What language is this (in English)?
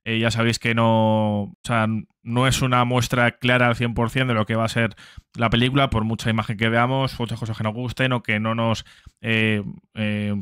Spanish